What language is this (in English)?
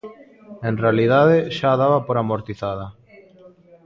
Galician